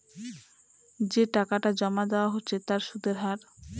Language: Bangla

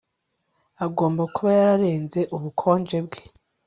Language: Kinyarwanda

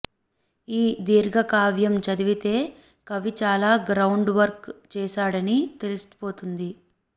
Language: Telugu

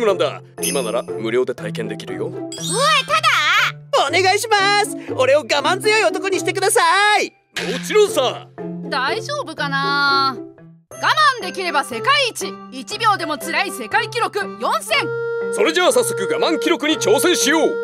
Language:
Japanese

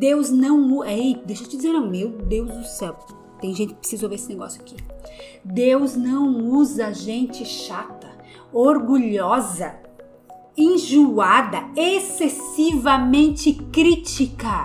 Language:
Portuguese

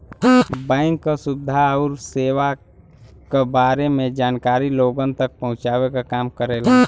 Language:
Bhojpuri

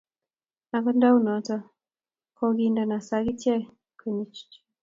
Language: Kalenjin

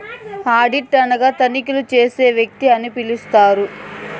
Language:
Telugu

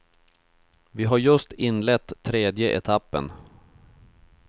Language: Swedish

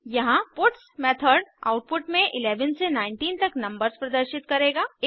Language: Hindi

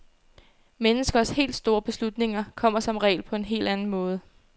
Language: Danish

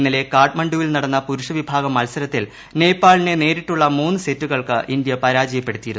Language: Malayalam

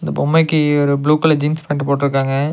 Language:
Tamil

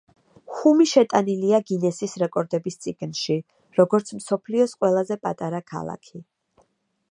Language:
Georgian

